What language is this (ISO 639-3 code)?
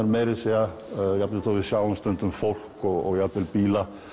isl